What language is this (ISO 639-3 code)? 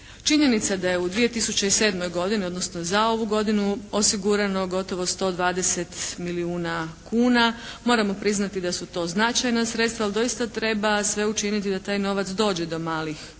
hrv